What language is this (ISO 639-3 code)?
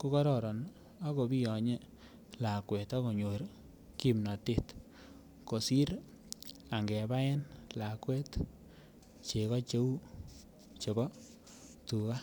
kln